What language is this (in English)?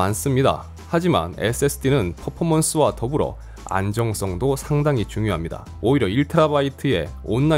Korean